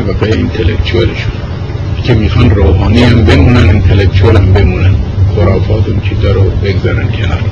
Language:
Persian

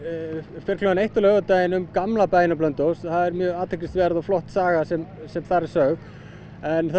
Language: Icelandic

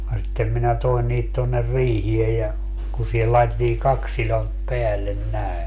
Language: Finnish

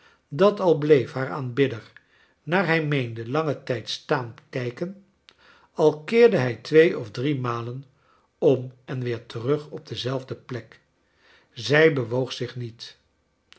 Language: Dutch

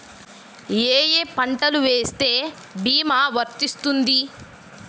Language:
Telugu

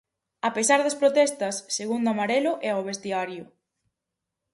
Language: Galician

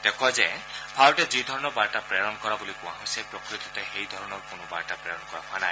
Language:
Assamese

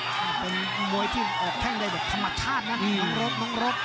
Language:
Thai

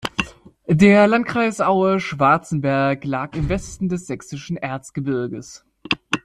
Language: German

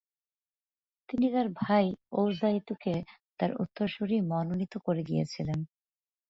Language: Bangla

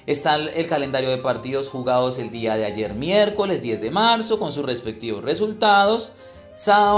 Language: Spanish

